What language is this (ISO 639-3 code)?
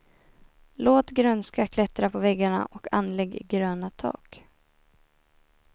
swe